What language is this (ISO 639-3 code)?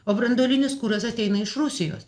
lit